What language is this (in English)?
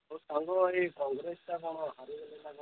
Odia